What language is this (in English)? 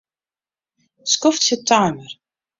Western Frisian